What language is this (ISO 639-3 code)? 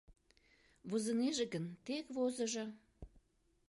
chm